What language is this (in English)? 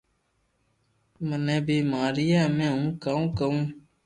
Loarki